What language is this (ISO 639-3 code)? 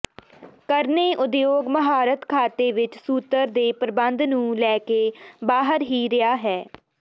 pan